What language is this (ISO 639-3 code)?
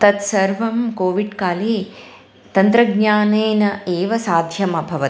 san